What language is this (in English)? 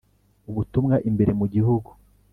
Kinyarwanda